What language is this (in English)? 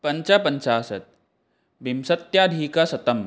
Sanskrit